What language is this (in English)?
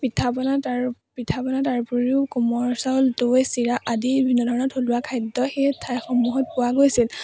Assamese